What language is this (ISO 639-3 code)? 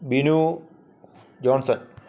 mal